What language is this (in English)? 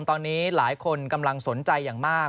Thai